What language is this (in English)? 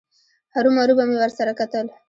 Pashto